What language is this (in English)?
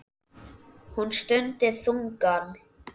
Icelandic